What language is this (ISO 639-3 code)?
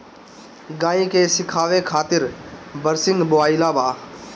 bho